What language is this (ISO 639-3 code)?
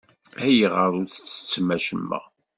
kab